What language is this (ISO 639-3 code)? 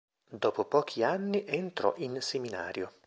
ita